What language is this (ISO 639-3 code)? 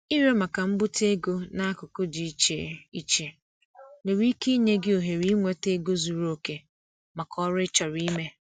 ibo